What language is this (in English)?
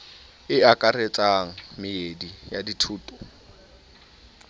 Southern Sotho